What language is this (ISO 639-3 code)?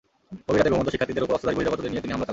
ben